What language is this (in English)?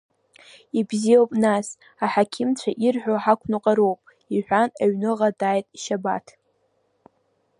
Abkhazian